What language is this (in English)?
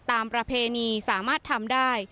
Thai